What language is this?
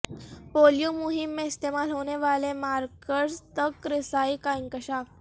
Urdu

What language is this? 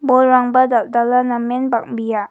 Garo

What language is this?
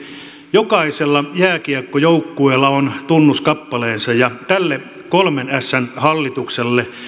Finnish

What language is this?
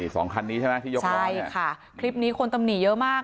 Thai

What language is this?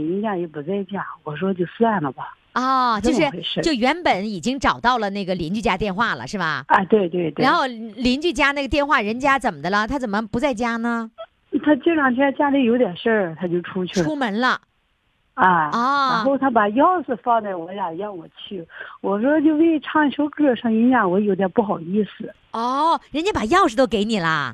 Chinese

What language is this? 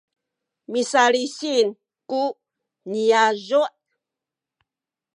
Sakizaya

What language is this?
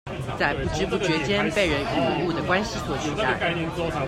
Chinese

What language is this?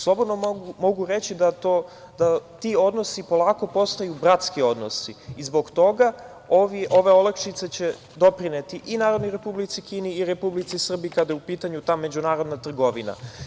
Serbian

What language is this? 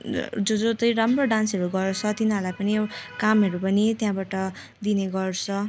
Nepali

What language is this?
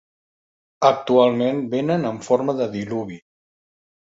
Catalan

